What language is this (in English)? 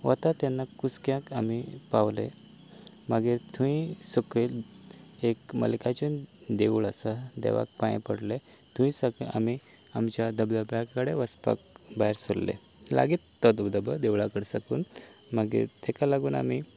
Konkani